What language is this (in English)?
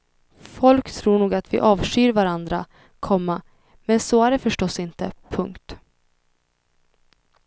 Swedish